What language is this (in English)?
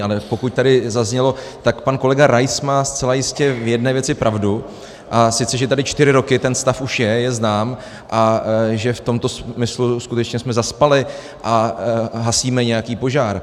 Czech